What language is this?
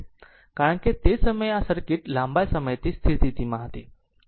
Gujarati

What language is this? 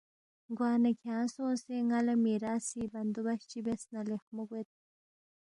Balti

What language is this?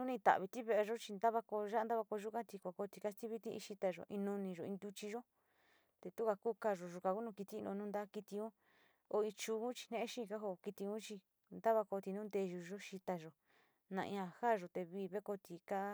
Sinicahua Mixtec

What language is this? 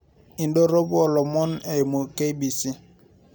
Masai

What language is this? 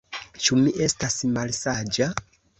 Esperanto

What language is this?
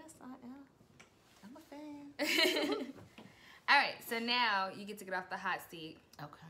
English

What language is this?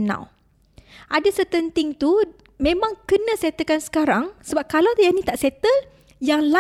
Malay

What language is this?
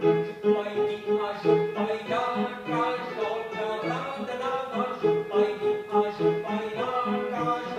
Dutch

